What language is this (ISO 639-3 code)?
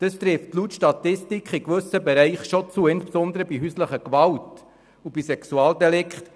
gsw